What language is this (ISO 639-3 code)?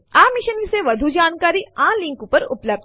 guj